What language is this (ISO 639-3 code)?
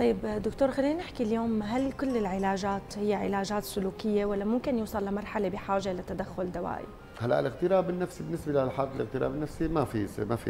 ara